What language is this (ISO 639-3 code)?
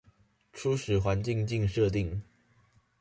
zho